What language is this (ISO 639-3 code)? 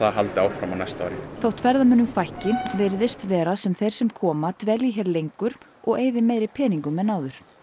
isl